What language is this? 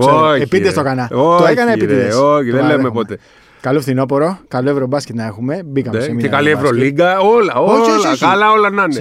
Greek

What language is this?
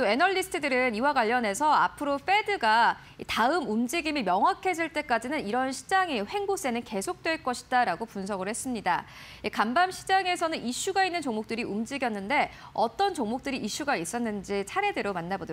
Korean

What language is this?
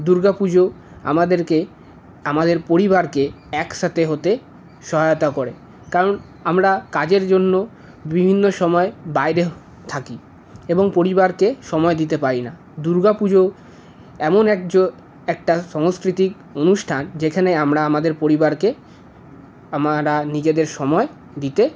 Bangla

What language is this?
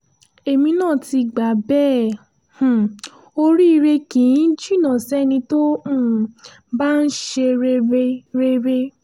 Yoruba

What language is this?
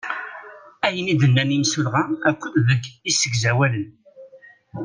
Kabyle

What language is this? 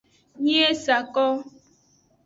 Aja (Benin)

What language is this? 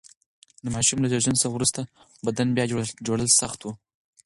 Pashto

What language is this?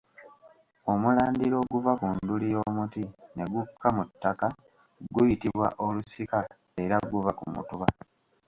Ganda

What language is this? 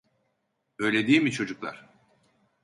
Turkish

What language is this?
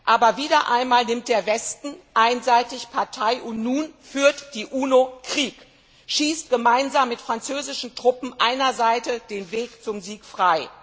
German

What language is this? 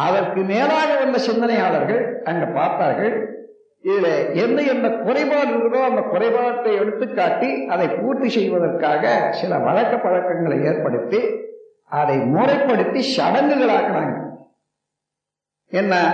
Tamil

